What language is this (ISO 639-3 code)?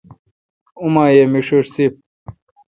xka